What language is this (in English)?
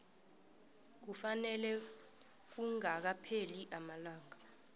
South Ndebele